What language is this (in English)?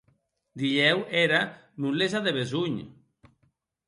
Occitan